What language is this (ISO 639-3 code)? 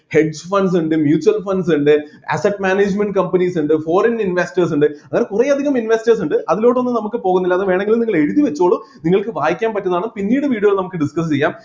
mal